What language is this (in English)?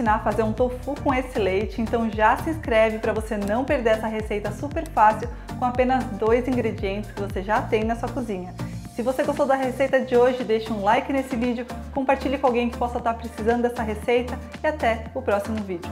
Portuguese